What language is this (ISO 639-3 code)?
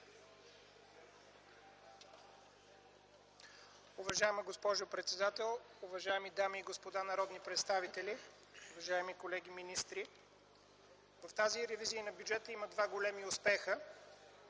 bul